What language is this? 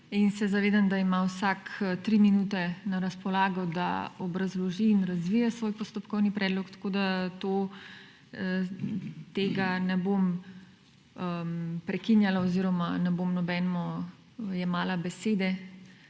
Slovenian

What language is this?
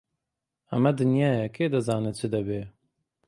Central Kurdish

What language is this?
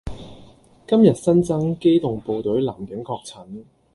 Cantonese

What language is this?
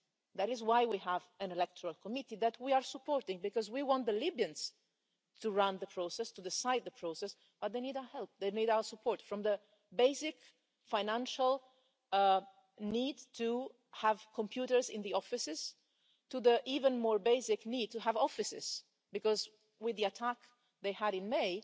English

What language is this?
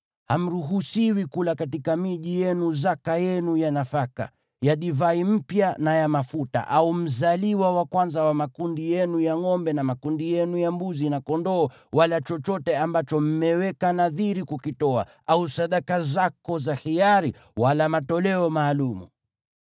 Swahili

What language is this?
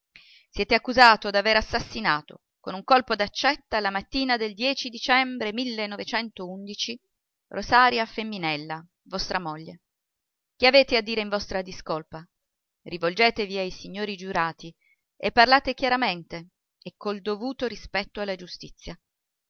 Italian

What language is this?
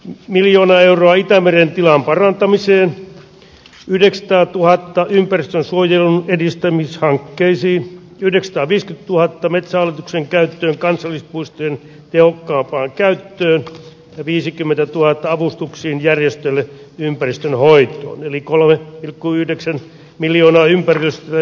Finnish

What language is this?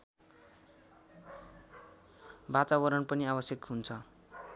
Nepali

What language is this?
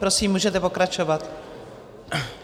Czech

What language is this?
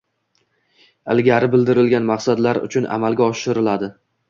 Uzbek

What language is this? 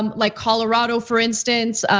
English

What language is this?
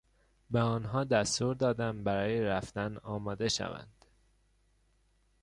Persian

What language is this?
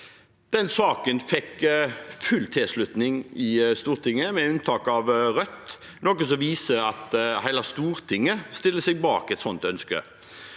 Norwegian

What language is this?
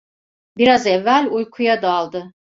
Turkish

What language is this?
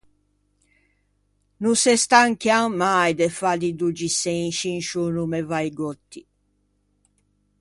Ligurian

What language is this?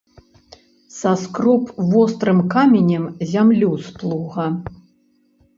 Belarusian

